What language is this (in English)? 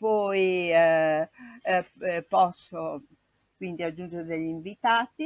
Italian